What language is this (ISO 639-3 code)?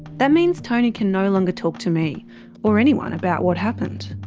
eng